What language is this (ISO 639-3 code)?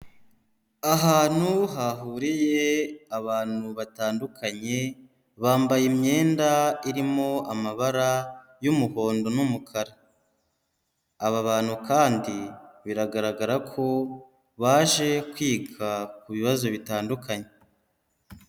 kin